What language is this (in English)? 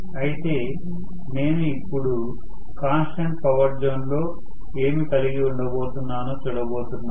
Telugu